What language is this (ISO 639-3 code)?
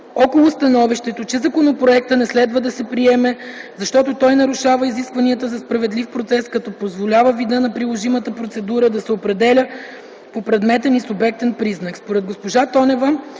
bul